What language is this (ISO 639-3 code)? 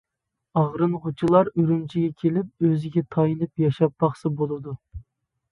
uig